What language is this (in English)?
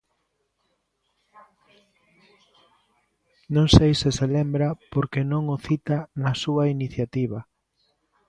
Galician